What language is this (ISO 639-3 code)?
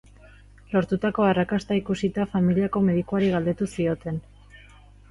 eus